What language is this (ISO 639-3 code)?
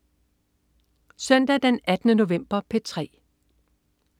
dan